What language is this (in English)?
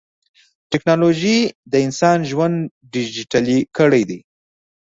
Pashto